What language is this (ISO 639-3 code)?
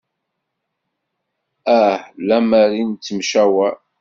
kab